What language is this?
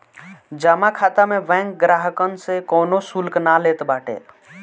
Bhojpuri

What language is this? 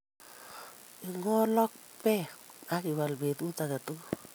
Kalenjin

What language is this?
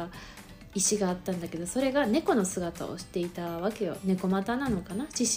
Japanese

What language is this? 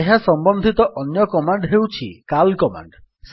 Odia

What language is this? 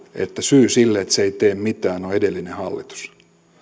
Finnish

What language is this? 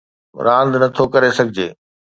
Sindhi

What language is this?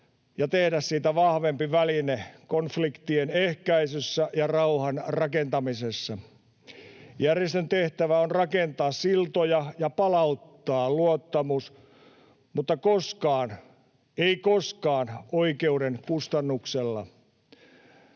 Finnish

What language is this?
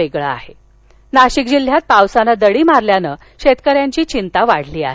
Marathi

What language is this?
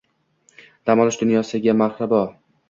Uzbek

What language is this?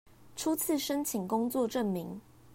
Chinese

